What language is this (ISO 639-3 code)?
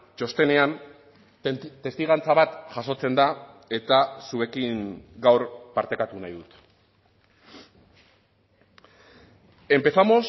eus